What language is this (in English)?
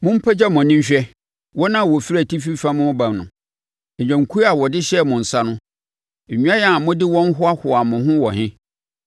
Akan